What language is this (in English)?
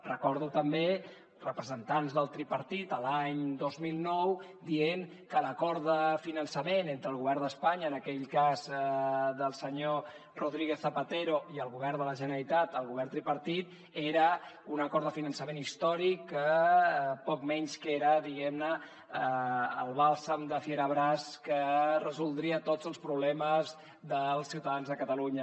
Catalan